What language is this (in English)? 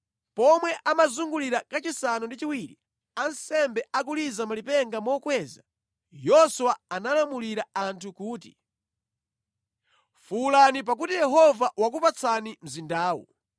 Nyanja